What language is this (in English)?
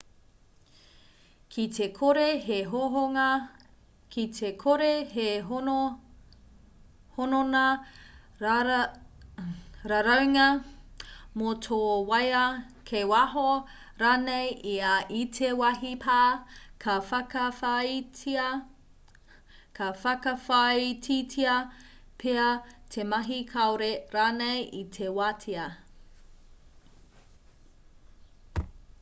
Māori